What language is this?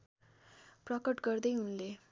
Nepali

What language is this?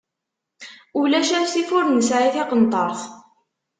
Kabyle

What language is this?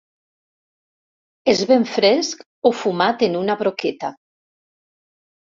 Catalan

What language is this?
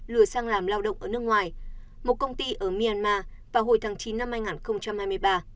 Vietnamese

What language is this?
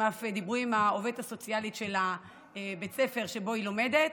Hebrew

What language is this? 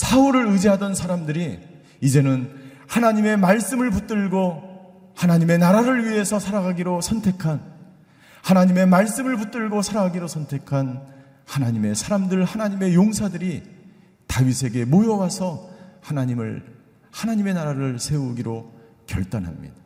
Korean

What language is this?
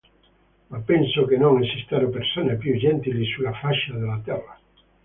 Italian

